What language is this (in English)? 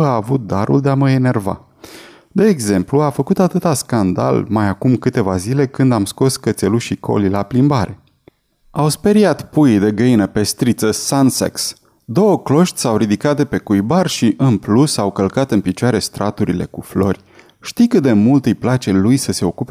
Romanian